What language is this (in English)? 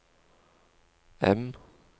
Norwegian